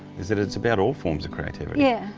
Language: English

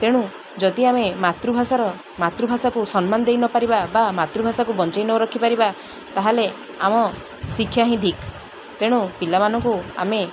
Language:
Odia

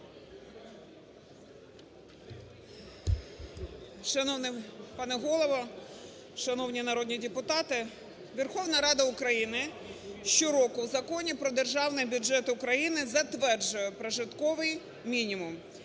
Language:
Ukrainian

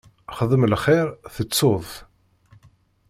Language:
Kabyle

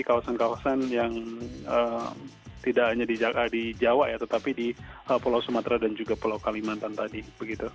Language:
Indonesian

